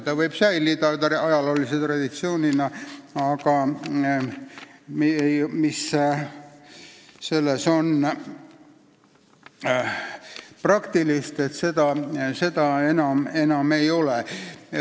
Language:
Estonian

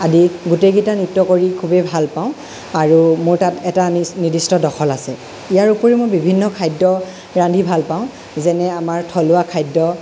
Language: Assamese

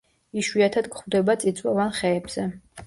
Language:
Georgian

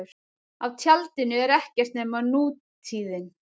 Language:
Icelandic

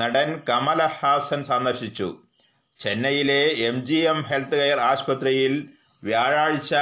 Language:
Malayalam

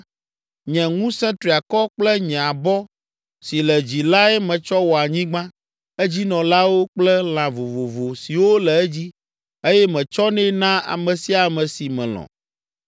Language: Ewe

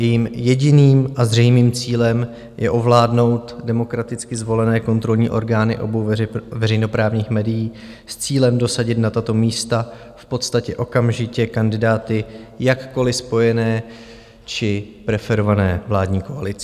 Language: Czech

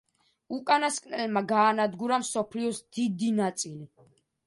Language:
Georgian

